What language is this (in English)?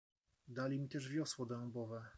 Polish